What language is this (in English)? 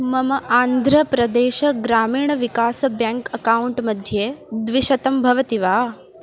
Sanskrit